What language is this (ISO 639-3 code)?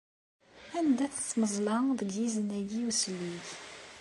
kab